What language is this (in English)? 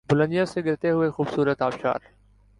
Urdu